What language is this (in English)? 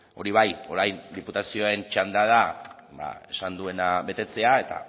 Basque